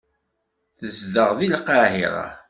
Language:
Kabyle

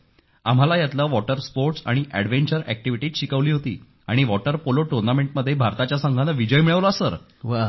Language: Marathi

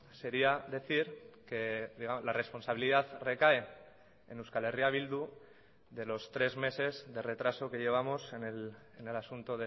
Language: Spanish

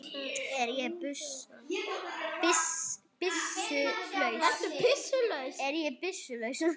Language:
Icelandic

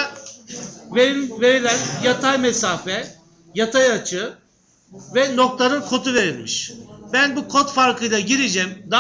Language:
Turkish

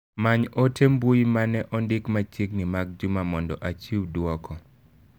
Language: Luo (Kenya and Tanzania)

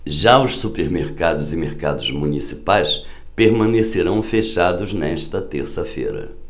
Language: Portuguese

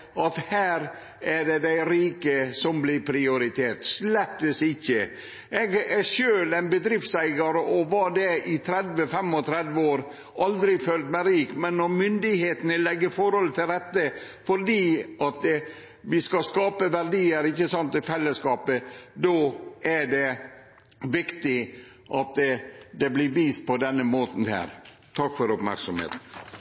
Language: Norwegian Nynorsk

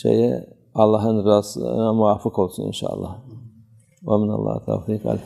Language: Turkish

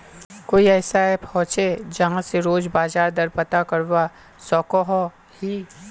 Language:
Magahi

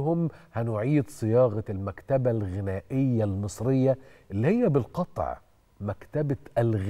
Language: Arabic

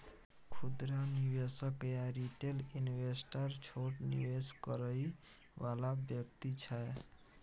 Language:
Maithili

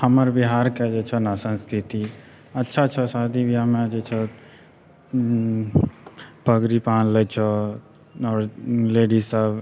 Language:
Maithili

